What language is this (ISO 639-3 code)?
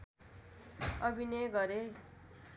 nep